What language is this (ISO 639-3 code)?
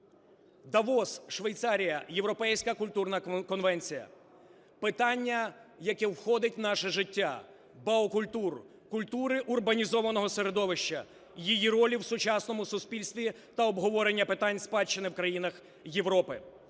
ukr